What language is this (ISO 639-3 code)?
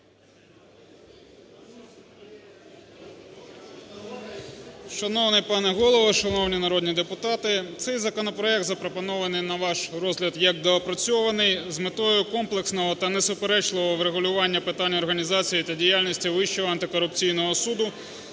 ukr